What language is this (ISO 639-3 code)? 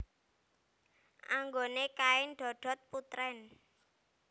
jav